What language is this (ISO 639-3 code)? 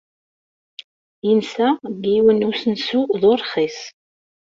kab